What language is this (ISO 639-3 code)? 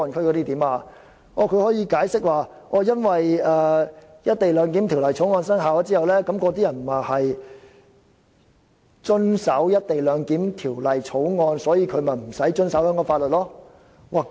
yue